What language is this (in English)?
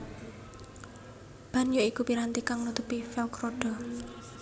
Javanese